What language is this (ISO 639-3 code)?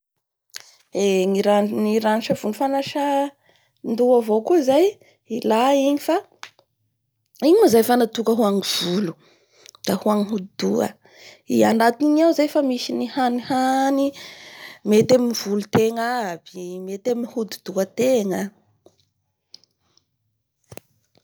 bhr